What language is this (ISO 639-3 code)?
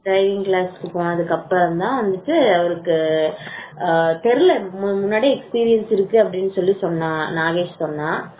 tam